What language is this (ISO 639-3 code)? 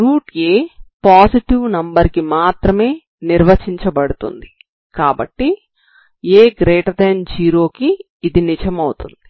tel